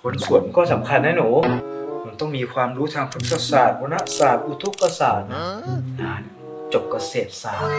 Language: Thai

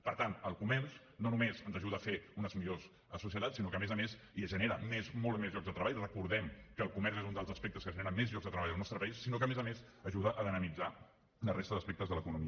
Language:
Catalan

